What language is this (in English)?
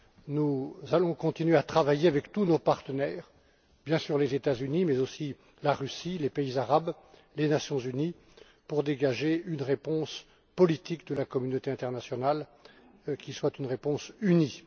French